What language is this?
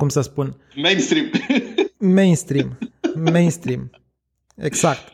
Romanian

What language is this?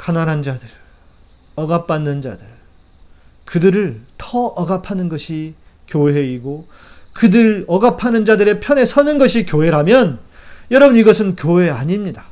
Korean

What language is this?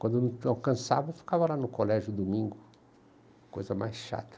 Portuguese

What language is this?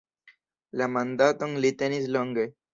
Esperanto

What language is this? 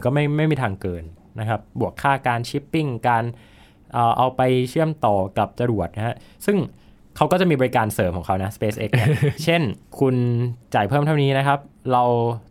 Thai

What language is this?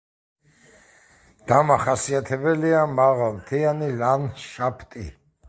Georgian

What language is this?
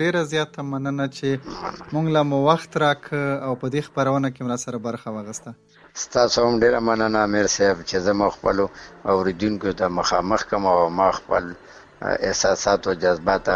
Urdu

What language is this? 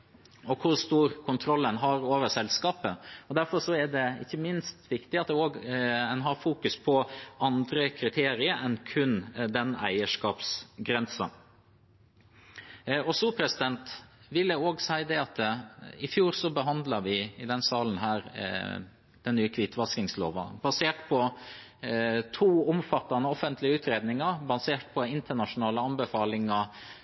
Norwegian Bokmål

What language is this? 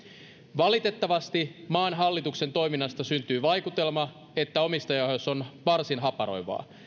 Finnish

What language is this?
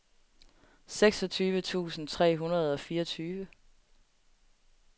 Danish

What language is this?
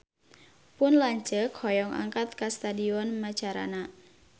Sundanese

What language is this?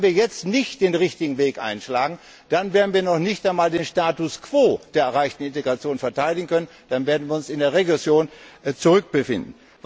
German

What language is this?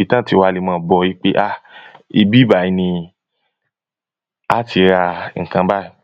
Yoruba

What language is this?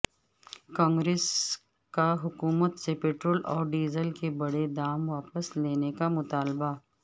Urdu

